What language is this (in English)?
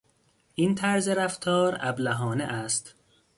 Persian